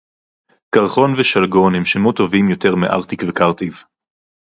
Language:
Hebrew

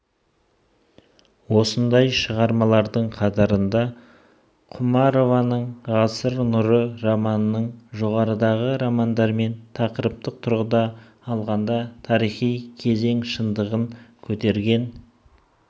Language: Kazakh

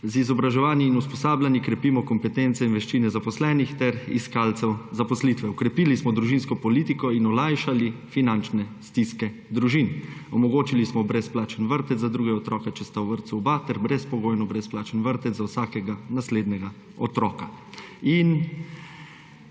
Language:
Slovenian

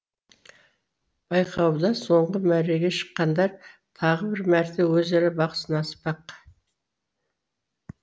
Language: Kazakh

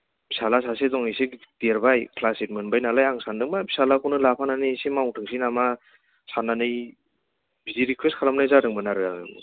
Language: Bodo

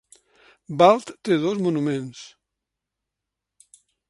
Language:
Catalan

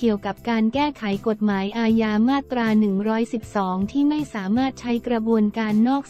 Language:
Thai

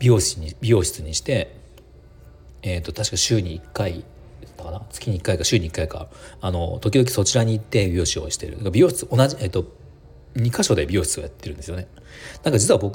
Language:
Japanese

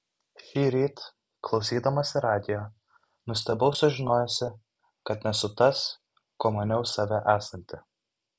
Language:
Lithuanian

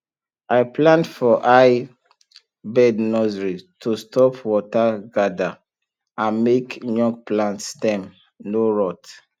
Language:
Nigerian Pidgin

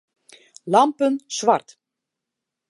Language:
Western Frisian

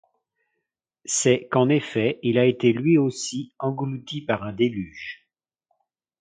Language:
French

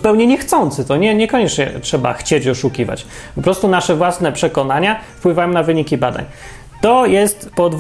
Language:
Polish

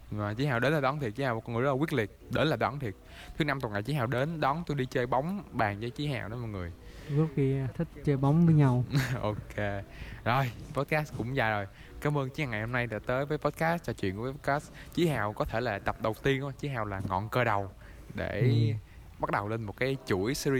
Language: Vietnamese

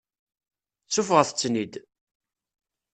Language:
Kabyle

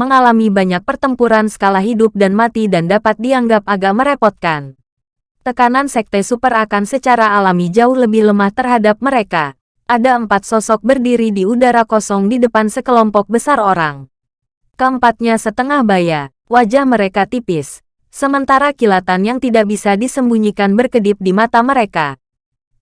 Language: Indonesian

